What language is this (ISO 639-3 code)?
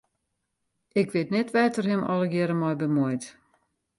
fry